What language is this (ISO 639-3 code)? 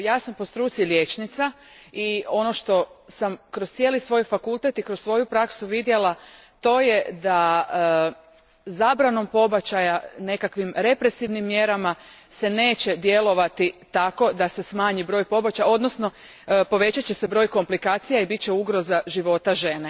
hrv